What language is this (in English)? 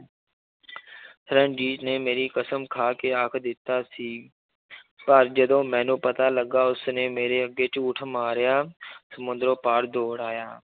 Punjabi